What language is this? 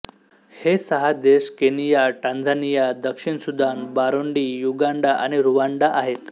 Marathi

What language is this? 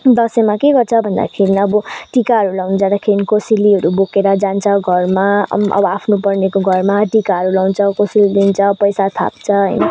Nepali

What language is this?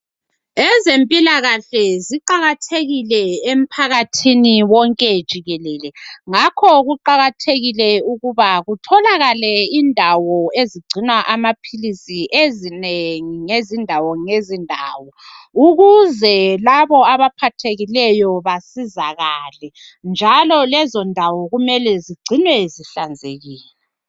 North Ndebele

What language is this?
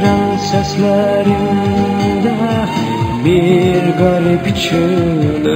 Arabic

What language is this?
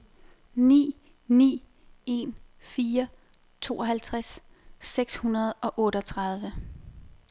Danish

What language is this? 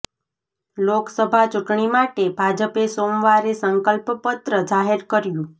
Gujarati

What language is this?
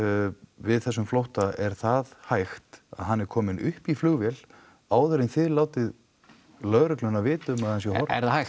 Icelandic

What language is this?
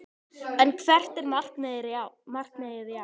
Icelandic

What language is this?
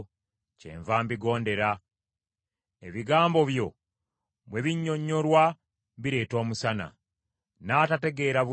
Ganda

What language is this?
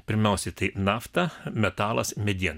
Lithuanian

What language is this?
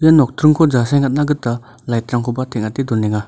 Garo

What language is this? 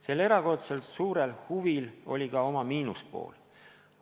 Estonian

